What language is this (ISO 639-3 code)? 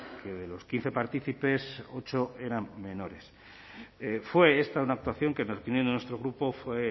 spa